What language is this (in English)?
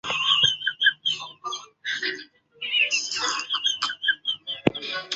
Chinese